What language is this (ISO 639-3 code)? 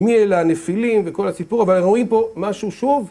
heb